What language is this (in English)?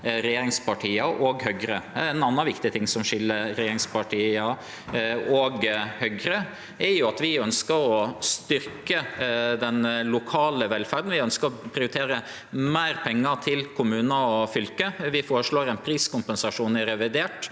Norwegian